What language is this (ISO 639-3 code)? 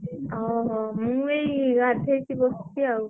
ori